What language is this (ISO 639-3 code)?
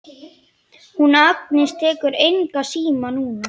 isl